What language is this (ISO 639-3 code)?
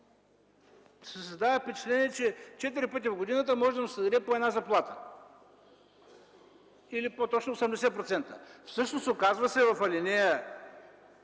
bul